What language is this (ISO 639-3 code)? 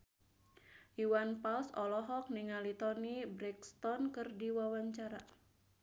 sun